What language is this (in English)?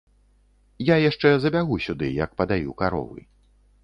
Belarusian